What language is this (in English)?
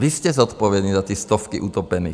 Czech